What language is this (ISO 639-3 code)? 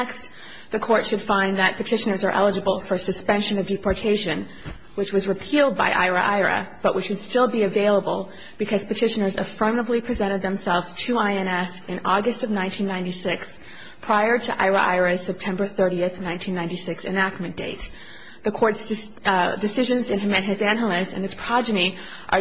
eng